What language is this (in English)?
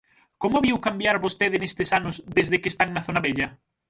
Galician